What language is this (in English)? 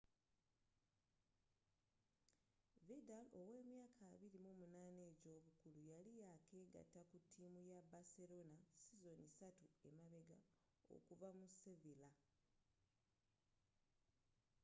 Ganda